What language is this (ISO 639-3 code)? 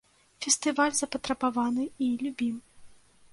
bel